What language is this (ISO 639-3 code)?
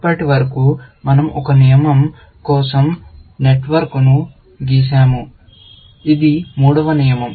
tel